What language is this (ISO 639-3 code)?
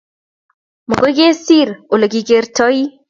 kln